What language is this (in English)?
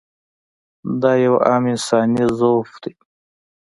Pashto